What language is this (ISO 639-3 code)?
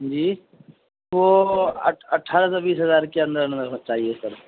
urd